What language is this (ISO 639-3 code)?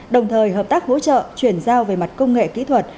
vie